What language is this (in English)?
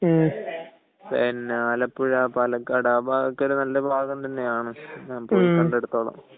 Malayalam